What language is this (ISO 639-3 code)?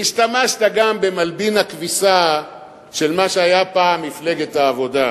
heb